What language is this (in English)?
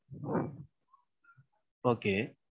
Tamil